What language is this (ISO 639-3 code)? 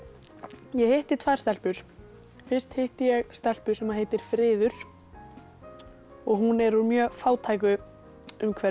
isl